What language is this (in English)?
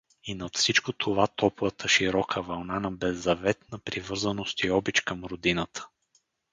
Bulgarian